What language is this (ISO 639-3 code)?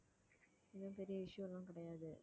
tam